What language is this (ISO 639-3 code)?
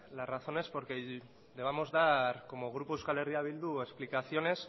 spa